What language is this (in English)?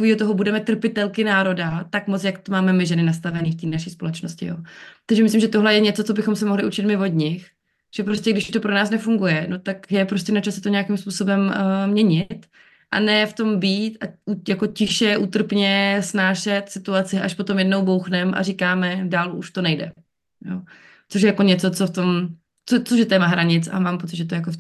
Czech